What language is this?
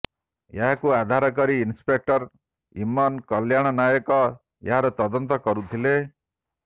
Odia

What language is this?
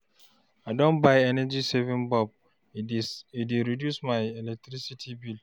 Nigerian Pidgin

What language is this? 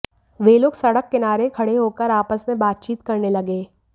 Hindi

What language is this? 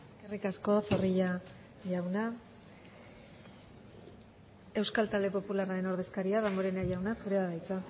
Basque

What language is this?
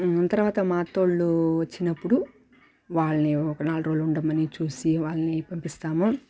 Telugu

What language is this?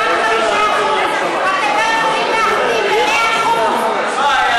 Hebrew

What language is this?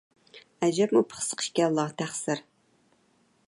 Uyghur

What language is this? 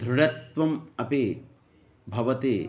Sanskrit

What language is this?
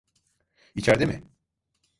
Turkish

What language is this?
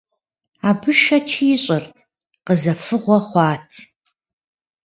Kabardian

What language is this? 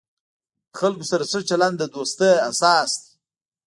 Pashto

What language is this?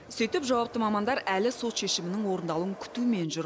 Kazakh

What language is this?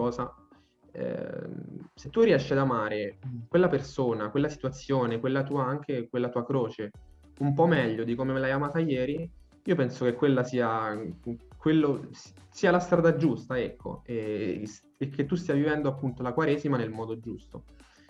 Italian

